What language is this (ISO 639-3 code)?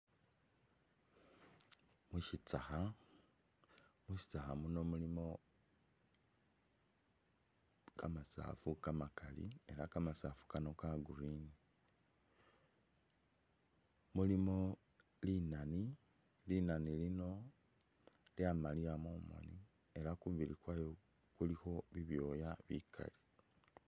myx